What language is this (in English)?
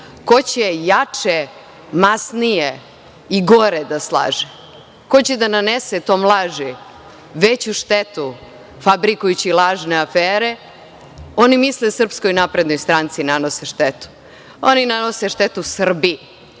Serbian